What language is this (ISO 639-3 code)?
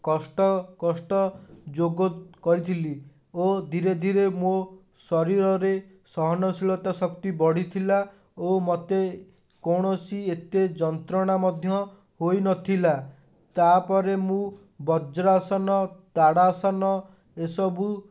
ori